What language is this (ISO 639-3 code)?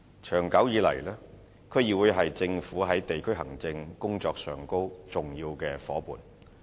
yue